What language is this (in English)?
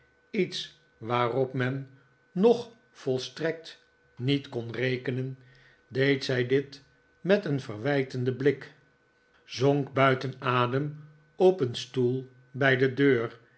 Dutch